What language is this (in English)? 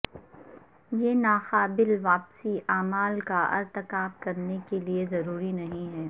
Urdu